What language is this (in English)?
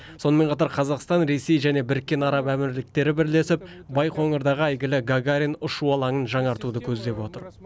Kazakh